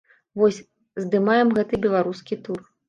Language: Belarusian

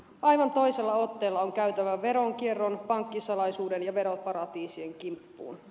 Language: Finnish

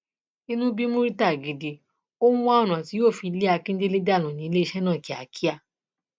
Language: Yoruba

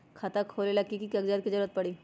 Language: Magahi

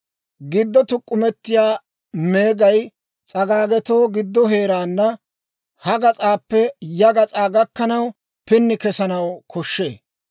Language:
Dawro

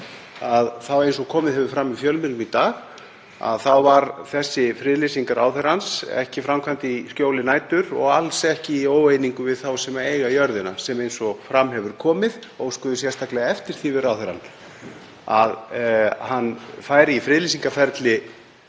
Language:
Icelandic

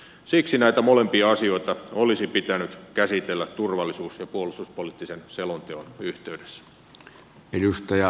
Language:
Finnish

